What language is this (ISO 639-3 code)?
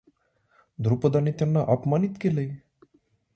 mar